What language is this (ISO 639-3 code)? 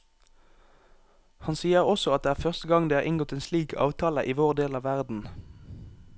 nor